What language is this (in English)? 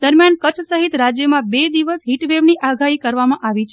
Gujarati